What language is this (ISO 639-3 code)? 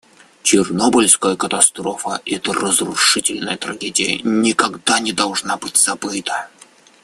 rus